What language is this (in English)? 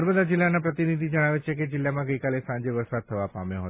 Gujarati